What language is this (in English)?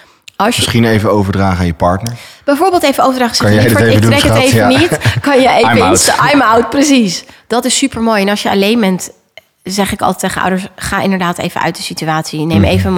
Dutch